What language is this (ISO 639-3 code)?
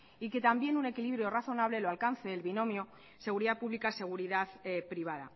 spa